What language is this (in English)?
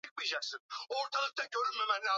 Swahili